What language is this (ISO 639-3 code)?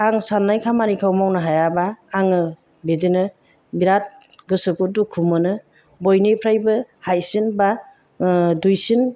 brx